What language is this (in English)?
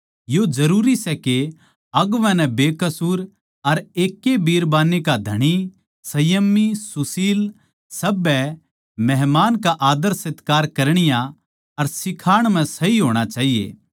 Haryanvi